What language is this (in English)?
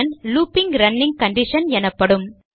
Tamil